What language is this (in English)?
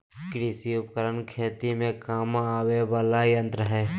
Magahi